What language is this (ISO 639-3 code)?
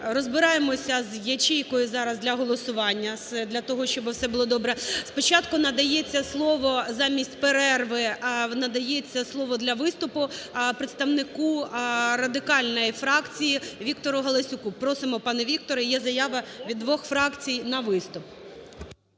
ukr